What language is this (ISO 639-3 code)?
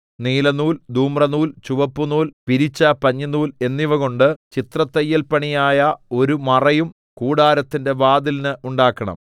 mal